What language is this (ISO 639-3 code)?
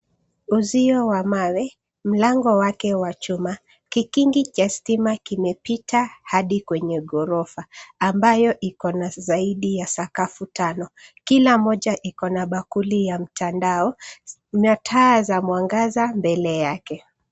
swa